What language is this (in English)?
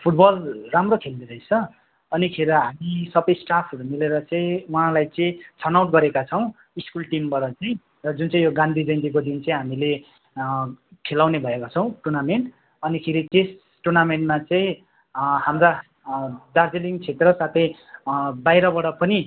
Nepali